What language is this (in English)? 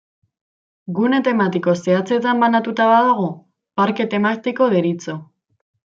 Basque